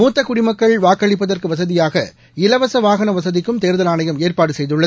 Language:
Tamil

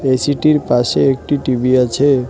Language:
Bangla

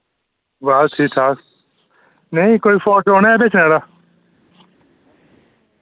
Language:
Dogri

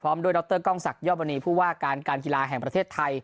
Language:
Thai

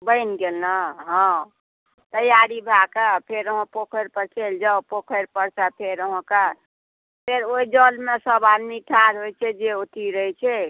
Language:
Maithili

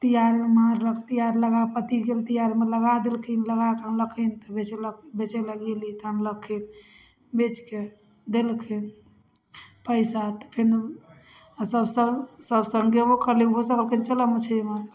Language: Maithili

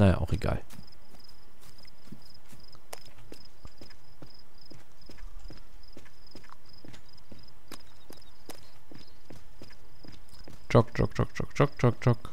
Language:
German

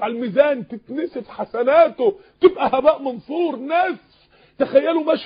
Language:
Arabic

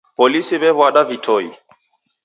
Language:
Taita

